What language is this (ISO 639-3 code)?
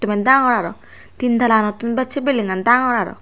ccp